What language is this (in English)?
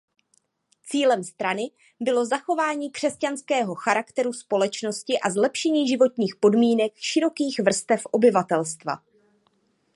Czech